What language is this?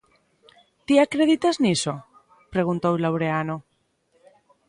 Galician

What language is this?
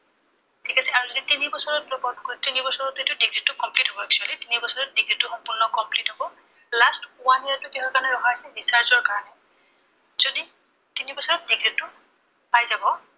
Assamese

